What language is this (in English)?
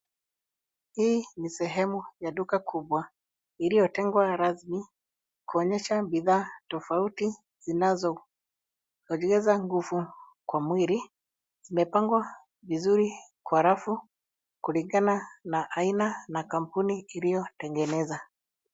Swahili